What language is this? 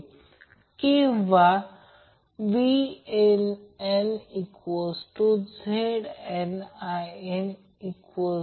Marathi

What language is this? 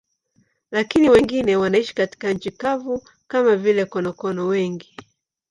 Swahili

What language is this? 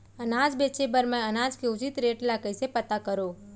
Chhattisgarhi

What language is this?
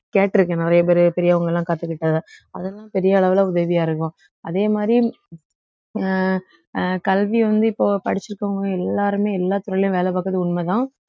Tamil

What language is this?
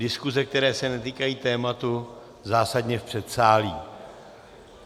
Czech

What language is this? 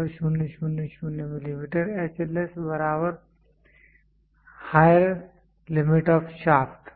Hindi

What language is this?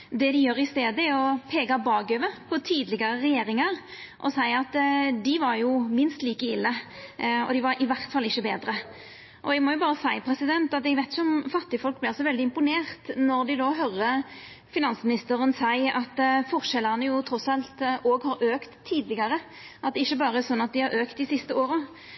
Norwegian Nynorsk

